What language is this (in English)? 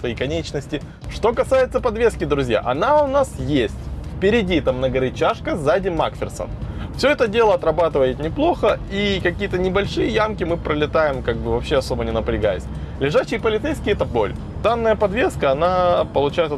Russian